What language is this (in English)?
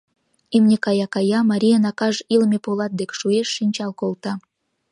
Mari